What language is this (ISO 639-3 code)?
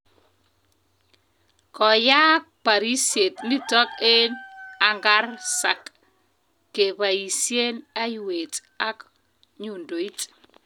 kln